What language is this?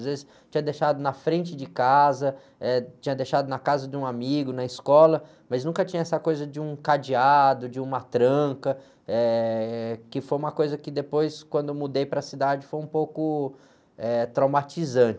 Portuguese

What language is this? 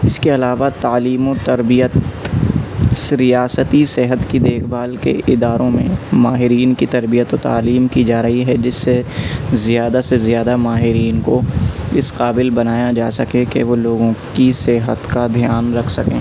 Urdu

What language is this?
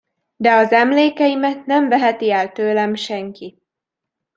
Hungarian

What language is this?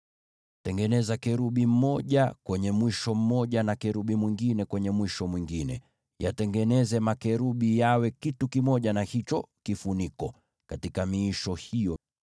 Swahili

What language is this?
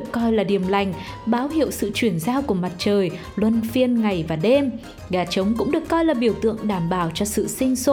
Vietnamese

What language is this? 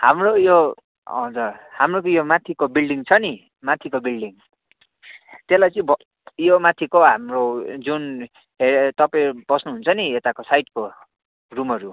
Nepali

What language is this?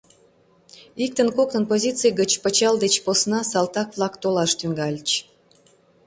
Mari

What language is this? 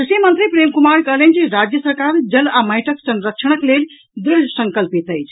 Maithili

